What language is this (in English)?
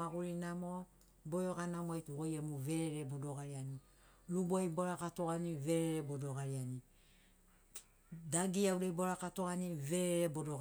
Sinaugoro